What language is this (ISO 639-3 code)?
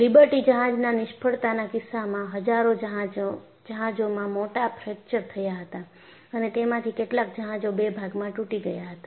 guj